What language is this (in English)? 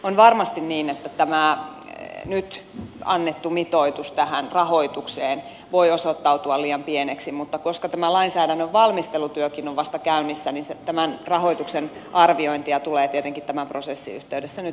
Finnish